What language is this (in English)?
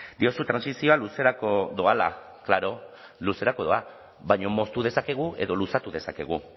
Basque